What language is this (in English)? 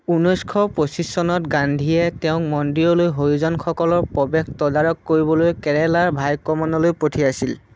Assamese